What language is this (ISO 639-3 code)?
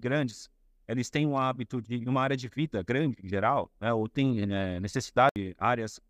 por